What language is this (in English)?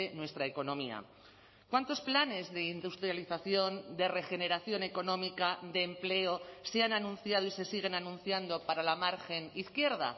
Spanish